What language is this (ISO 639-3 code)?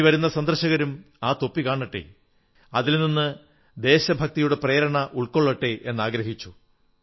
mal